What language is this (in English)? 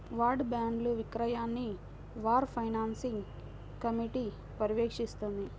Telugu